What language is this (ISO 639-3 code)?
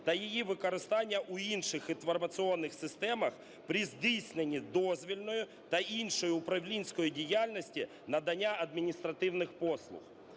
ukr